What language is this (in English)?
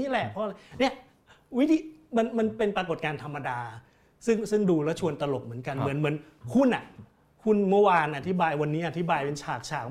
Thai